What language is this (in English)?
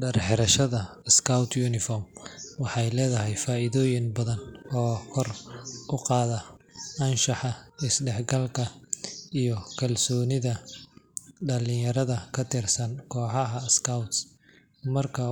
Somali